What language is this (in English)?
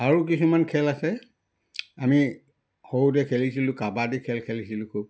Assamese